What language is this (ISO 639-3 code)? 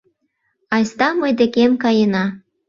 chm